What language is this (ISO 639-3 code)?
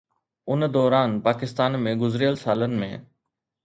snd